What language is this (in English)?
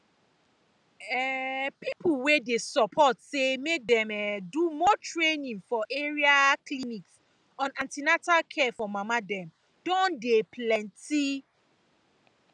Nigerian Pidgin